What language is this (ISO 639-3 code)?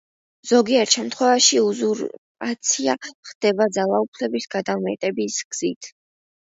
kat